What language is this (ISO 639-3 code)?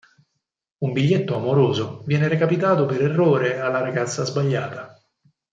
ita